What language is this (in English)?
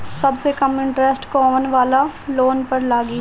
Bhojpuri